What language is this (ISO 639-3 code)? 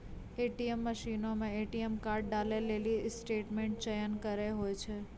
mai